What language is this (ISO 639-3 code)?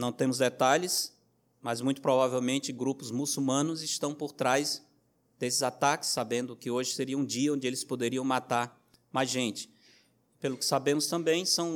por